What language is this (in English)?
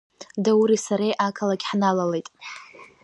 Abkhazian